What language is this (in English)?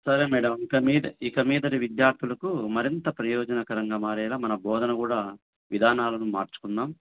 Telugu